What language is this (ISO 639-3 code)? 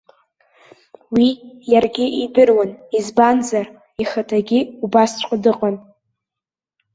abk